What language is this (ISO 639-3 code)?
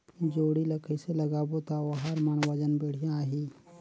hne